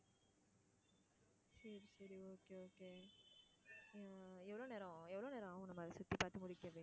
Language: Tamil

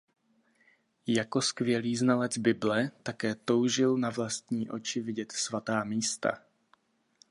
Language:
Czech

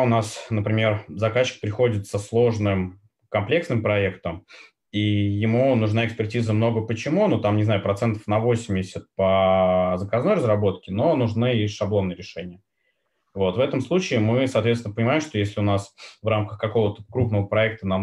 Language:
Russian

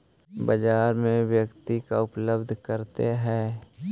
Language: Magahi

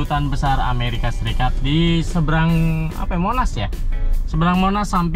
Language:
Indonesian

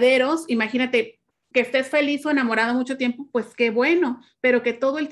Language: Spanish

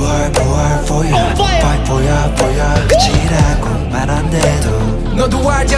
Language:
Romanian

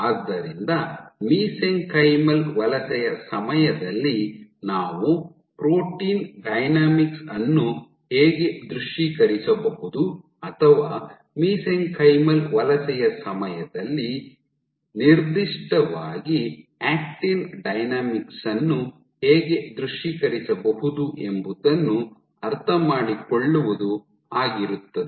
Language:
Kannada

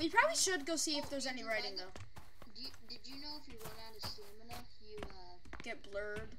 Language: English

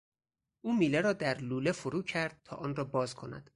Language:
Persian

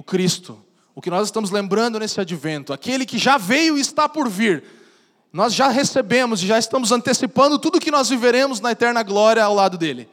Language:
Portuguese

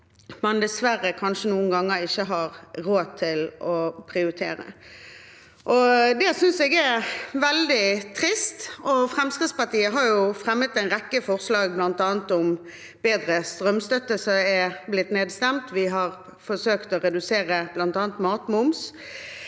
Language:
Norwegian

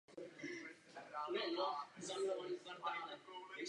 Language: Czech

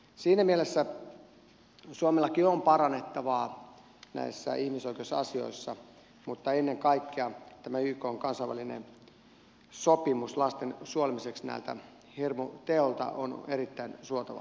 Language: Finnish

